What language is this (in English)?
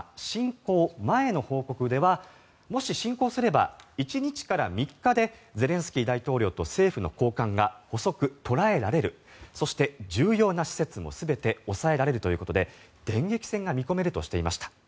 Japanese